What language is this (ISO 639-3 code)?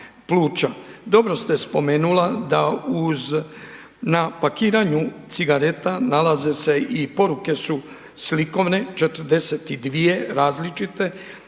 hrv